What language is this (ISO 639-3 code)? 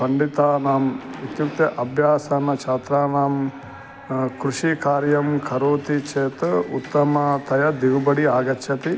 san